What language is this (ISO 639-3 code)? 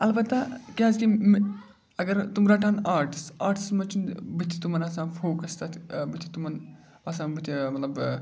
kas